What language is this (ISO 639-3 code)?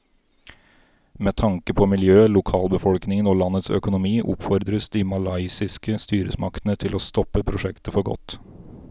nor